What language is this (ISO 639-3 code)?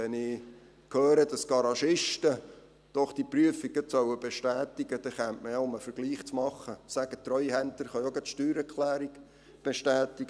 gsw